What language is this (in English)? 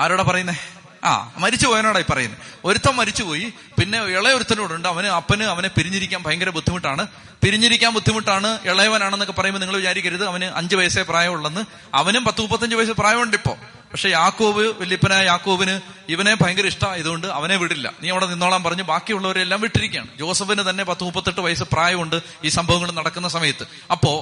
Malayalam